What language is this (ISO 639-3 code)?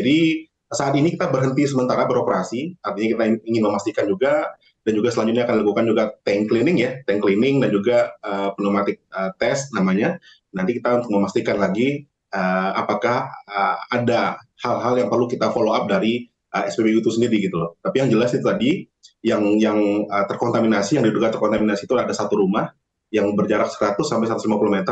ind